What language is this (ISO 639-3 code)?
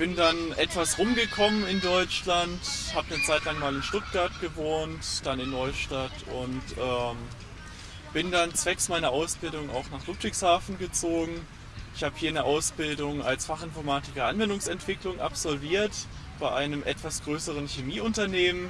deu